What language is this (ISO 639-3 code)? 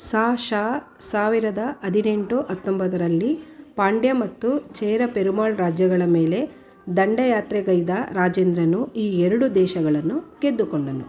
kan